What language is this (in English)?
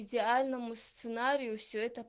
Russian